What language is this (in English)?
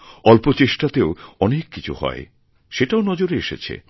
Bangla